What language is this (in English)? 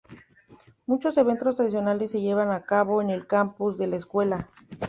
Spanish